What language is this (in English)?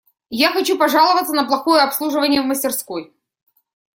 Russian